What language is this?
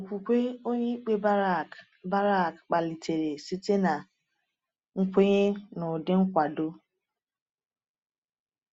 Igbo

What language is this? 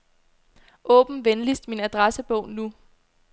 Danish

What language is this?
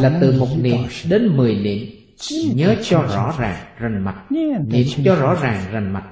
Vietnamese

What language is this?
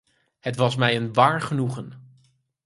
Dutch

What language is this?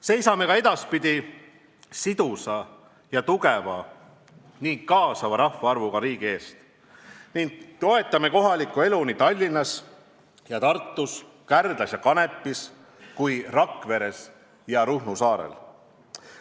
Estonian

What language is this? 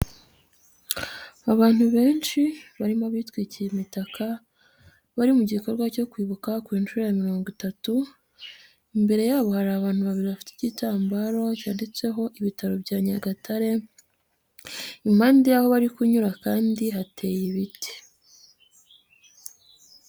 Kinyarwanda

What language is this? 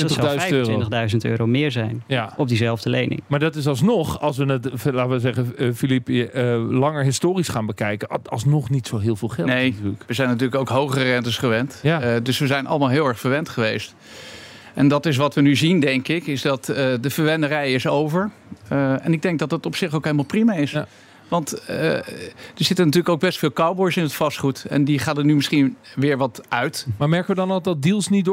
Dutch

